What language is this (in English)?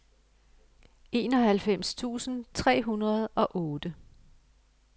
Danish